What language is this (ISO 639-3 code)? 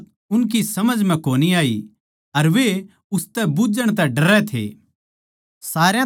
bgc